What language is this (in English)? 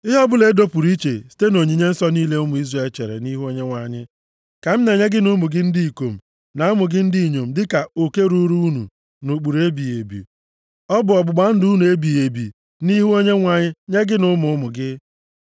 Igbo